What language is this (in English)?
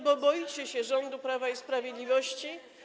Polish